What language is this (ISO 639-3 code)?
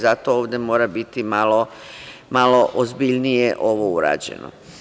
srp